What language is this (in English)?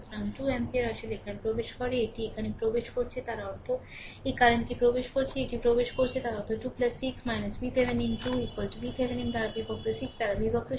Bangla